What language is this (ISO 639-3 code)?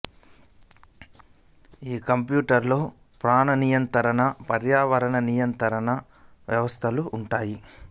tel